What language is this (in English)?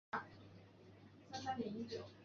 Chinese